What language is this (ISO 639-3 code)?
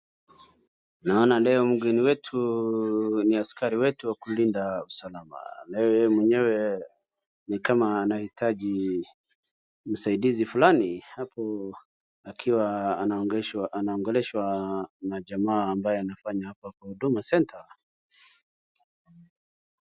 swa